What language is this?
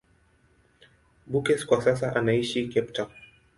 Swahili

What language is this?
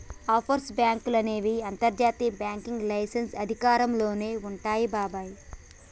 Telugu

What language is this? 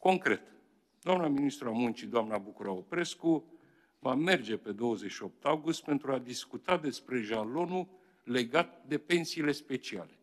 Romanian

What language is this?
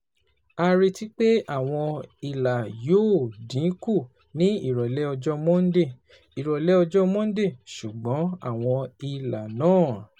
Yoruba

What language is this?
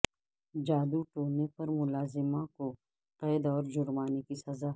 Urdu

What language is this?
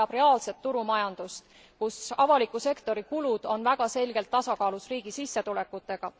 Estonian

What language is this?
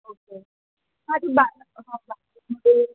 Marathi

